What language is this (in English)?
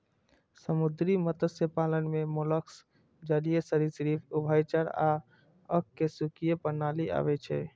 Maithili